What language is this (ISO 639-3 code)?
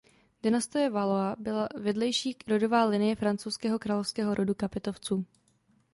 ces